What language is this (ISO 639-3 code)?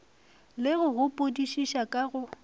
nso